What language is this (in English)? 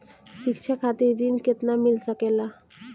Bhojpuri